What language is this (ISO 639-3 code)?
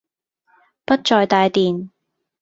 yue